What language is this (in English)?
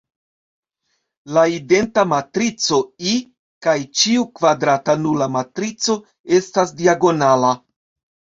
Esperanto